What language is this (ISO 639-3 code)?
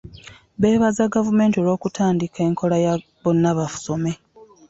lug